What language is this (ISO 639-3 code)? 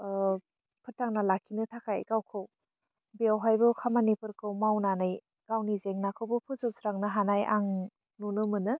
brx